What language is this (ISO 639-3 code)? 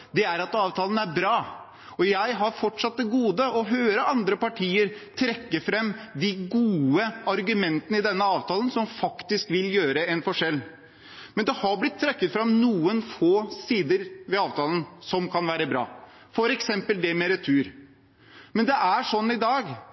nob